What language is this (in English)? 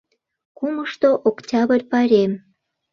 Mari